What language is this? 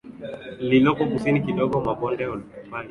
Swahili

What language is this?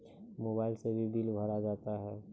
Maithili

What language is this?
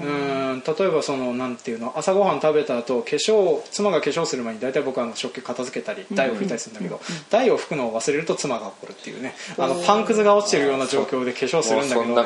Japanese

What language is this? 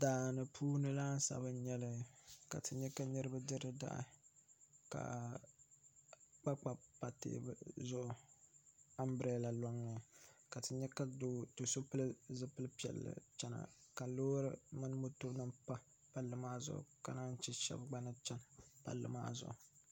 Dagbani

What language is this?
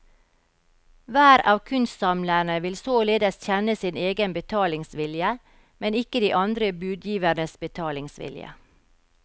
Norwegian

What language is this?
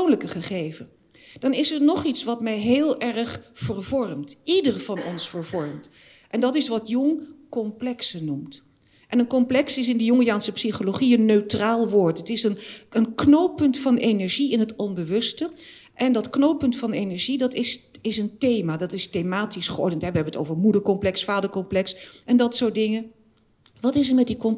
Dutch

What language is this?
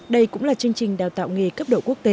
Vietnamese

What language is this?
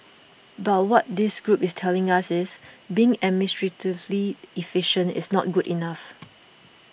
English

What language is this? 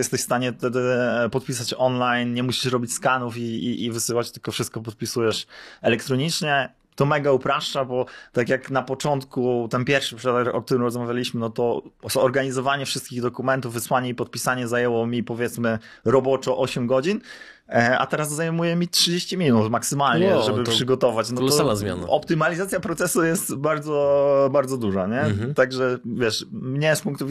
Polish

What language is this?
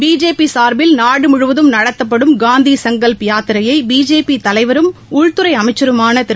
Tamil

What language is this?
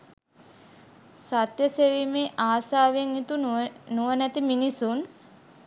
Sinhala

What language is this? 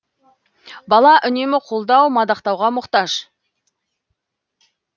Kazakh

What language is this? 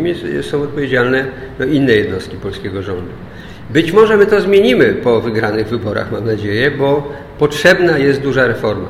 Polish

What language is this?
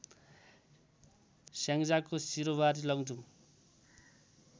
Nepali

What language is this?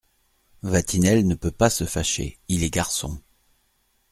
French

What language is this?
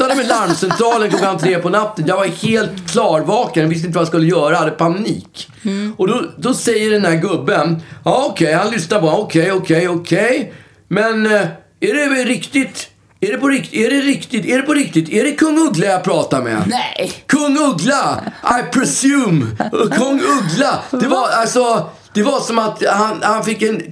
Swedish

